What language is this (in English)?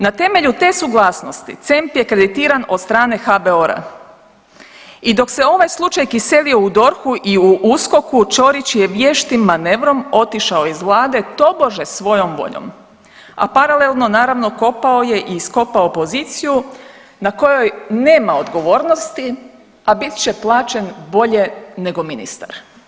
Croatian